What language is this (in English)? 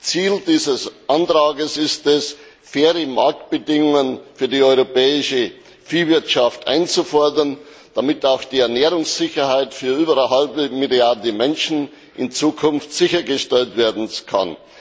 German